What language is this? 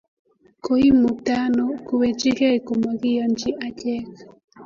Kalenjin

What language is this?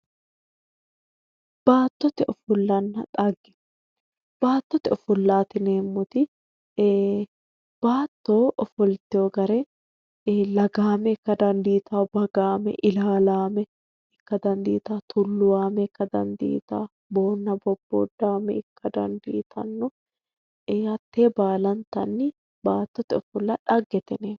Sidamo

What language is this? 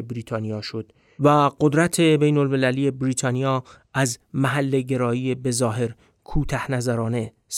Persian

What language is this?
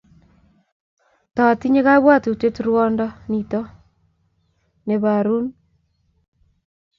Kalenjin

